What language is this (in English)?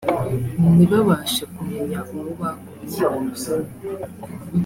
Kinyarwanda